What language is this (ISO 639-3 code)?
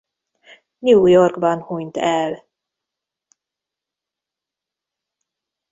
hun